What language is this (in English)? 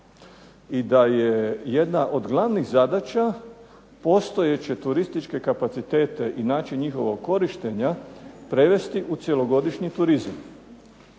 Croatian